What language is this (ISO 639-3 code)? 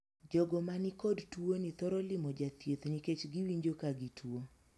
luo